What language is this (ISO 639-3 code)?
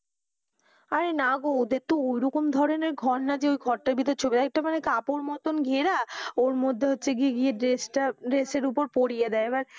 ben